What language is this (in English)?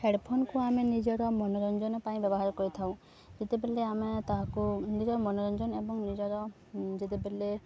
Odia